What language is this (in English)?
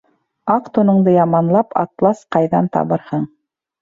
Bashkir